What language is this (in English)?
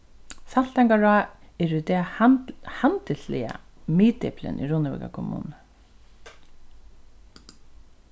Faroese